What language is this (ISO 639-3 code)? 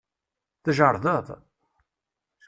kab